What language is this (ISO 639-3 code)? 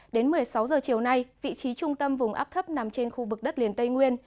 vie